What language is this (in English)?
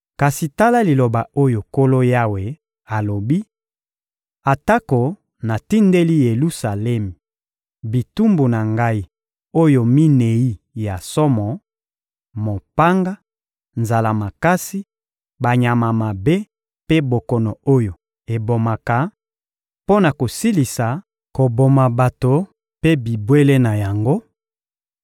Lingala